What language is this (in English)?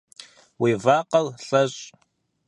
Kabardian